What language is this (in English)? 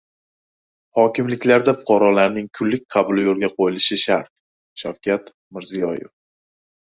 Uzbek